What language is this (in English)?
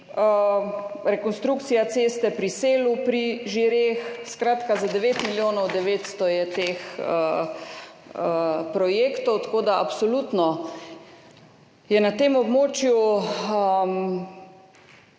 Slovenian